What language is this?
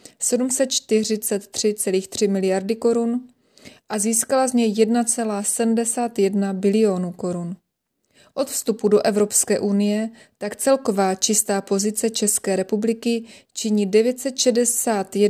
Czech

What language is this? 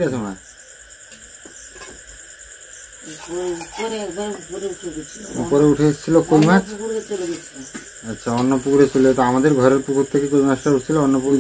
Hindi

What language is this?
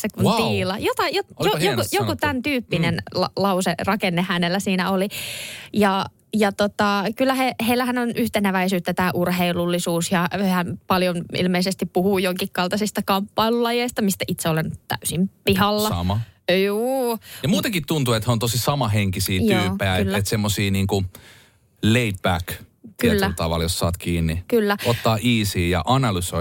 Finnish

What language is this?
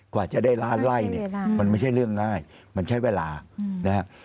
Thai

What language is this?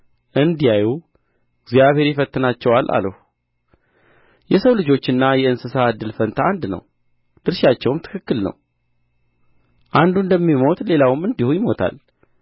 Amharic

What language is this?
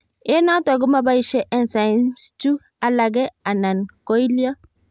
Kalenjin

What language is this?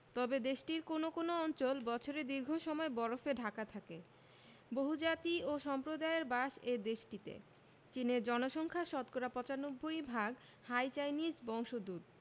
Bangla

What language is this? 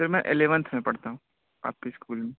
Urdu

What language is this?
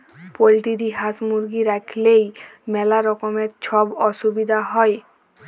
Bangla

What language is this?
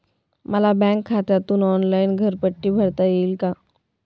Marathi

